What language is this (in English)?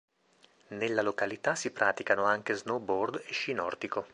Italian